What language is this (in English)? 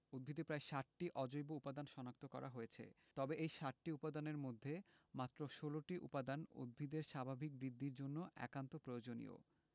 Bangla